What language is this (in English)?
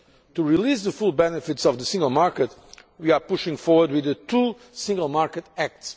English